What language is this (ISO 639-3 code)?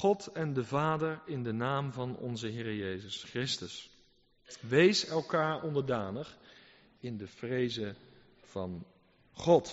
nld